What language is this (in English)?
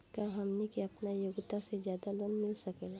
Bhojpuri